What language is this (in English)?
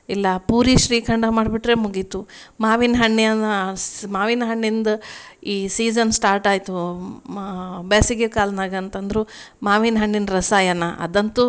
Kannada